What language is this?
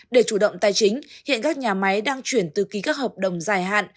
Vietnamese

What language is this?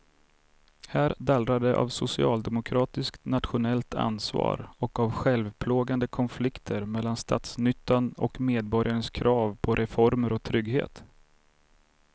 Swedish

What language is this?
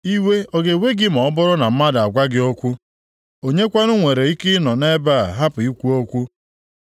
Igbo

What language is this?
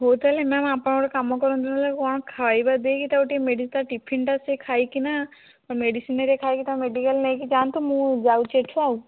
Odia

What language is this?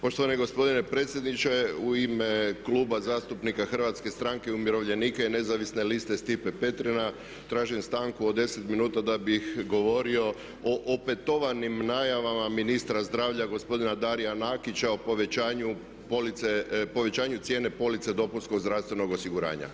Croatian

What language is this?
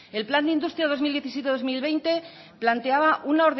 Spanish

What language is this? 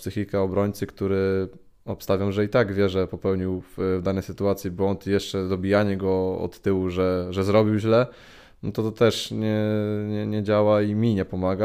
Polish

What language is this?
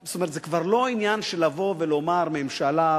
Hebrew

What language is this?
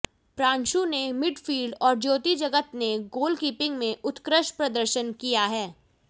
Hindi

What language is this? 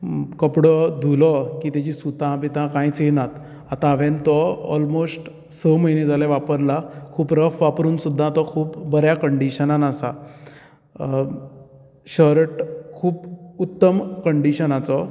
Konkani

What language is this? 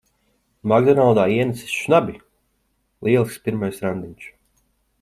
Latvian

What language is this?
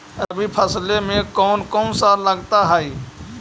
Magahi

